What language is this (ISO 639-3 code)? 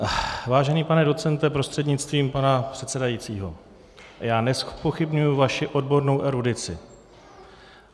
ces